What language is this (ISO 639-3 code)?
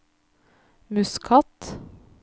nor